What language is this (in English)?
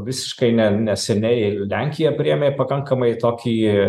Lithuanian